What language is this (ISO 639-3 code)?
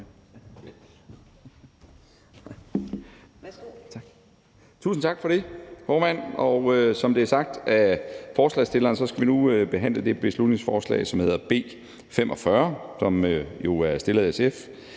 dan